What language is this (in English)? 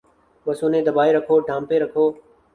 Urdu